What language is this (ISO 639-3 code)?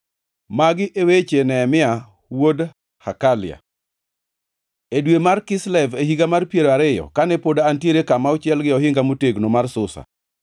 luo